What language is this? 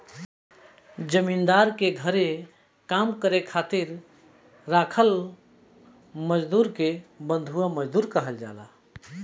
Bhojpuri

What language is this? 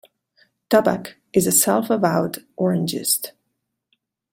English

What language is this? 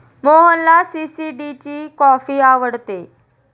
Marathi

